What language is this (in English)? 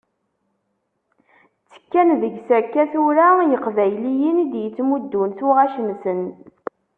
Kabyle